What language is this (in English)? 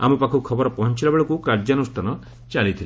Odia